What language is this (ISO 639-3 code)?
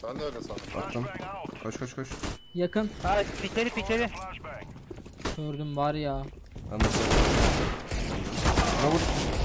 tur